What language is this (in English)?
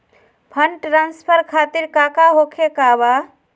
Magahi